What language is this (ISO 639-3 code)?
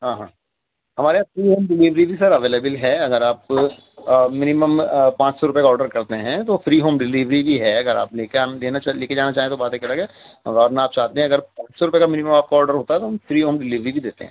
urd